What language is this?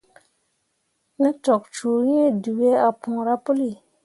Mundang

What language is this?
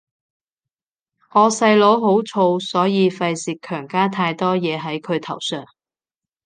Cantonese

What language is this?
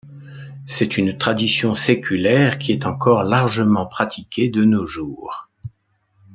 French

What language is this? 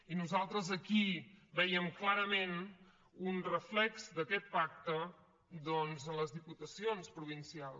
Catalan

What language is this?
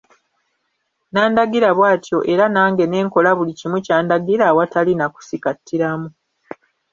Ganda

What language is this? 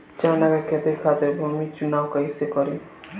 Bhojpuri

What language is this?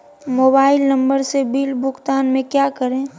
Magahi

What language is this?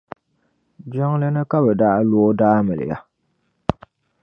Dagbani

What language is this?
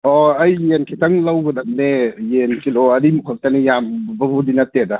Manipuri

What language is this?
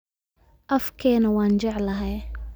Somali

